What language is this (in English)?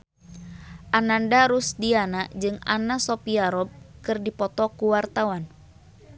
Sundanese